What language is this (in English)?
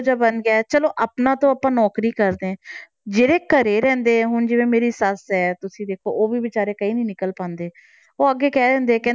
Punjabi